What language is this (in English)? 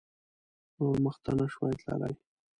Pashto